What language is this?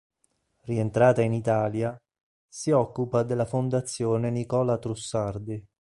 Italian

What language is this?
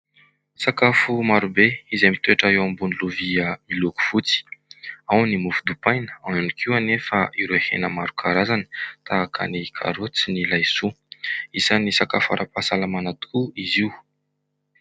Malagasy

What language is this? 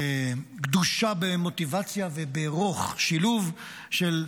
Hebrew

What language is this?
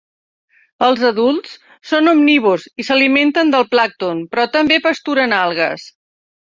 Catalan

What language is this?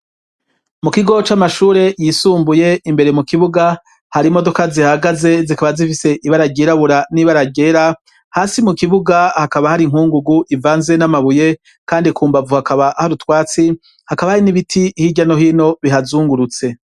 Rundi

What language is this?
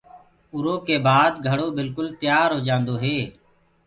Gurgula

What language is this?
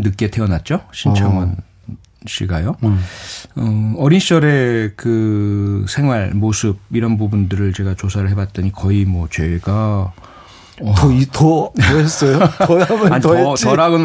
Korean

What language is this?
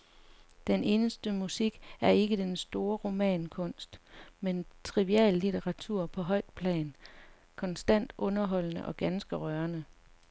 Danish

